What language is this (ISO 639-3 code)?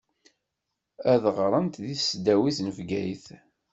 kab